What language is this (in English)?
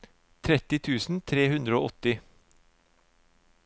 Norwegian